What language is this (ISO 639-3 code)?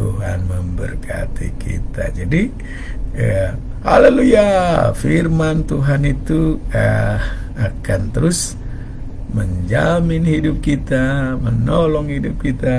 ind